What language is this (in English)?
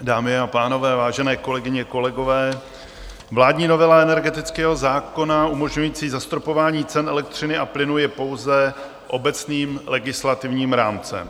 Czech